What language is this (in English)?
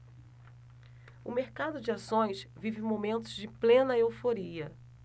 Portuguese